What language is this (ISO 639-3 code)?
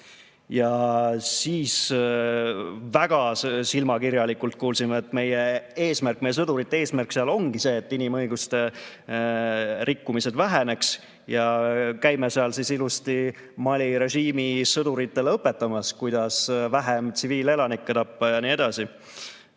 est